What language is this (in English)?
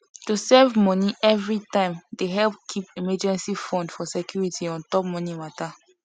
Nigerian Pidgin